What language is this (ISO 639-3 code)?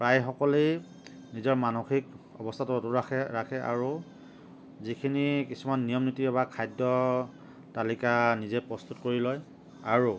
asm